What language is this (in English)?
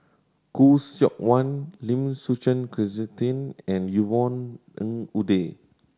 English